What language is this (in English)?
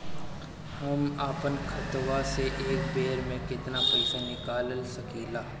Bhojpuri